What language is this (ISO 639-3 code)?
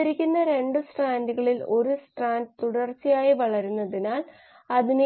mal